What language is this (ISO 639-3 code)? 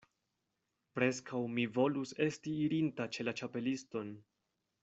epo